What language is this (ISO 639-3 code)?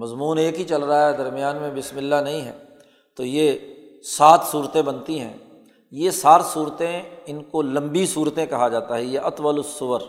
urd